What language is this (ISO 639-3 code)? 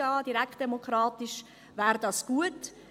gsw